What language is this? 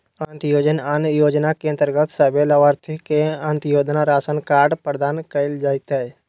Magahi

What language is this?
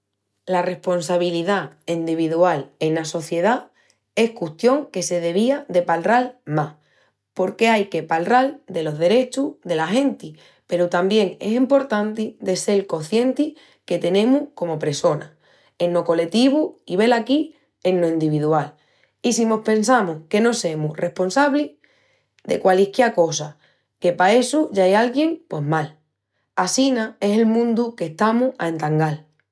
Extremaduran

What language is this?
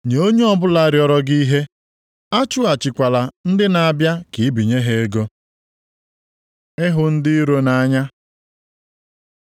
Igbo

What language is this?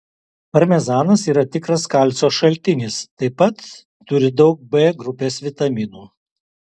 Lithuanian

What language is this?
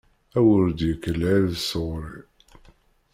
Kabyle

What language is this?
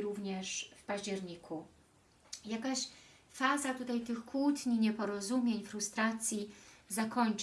Polish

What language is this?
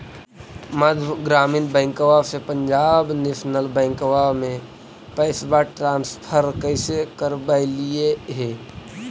Magahi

